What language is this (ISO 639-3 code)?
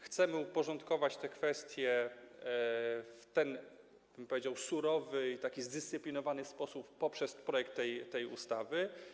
pol